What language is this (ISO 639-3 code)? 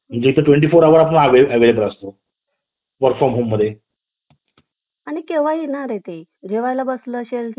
mar